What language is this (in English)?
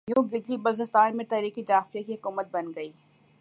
Urdu